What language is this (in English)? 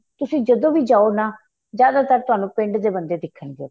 Punjabi